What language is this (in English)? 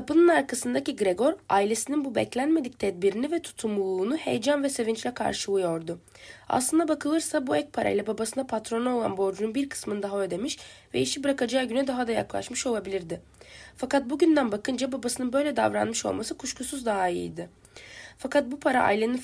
Turkish